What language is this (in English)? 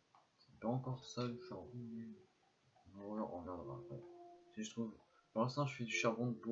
French